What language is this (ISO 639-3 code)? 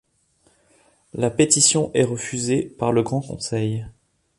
fra